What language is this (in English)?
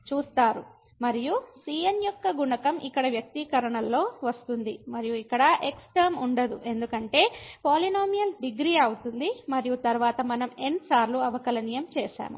Telugu